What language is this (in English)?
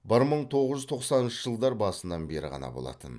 Kazakh